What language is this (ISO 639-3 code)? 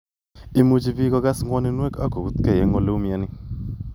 kln